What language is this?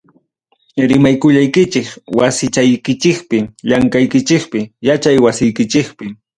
Ayacucho Quechua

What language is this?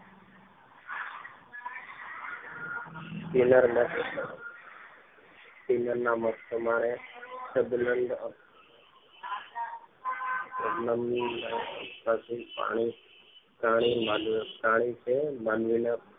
Gujarati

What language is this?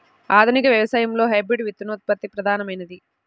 Telugu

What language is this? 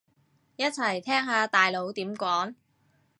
Cantonese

